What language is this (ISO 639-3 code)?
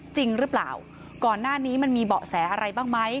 tha